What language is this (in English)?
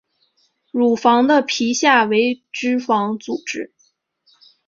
Chinese